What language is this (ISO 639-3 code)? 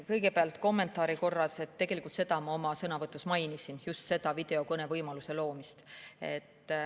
est